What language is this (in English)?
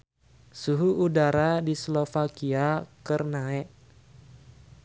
Sundanese